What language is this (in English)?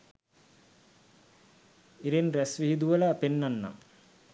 Sinhala